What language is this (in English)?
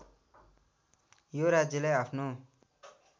Nepali